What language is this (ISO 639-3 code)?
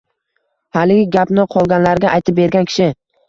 uzb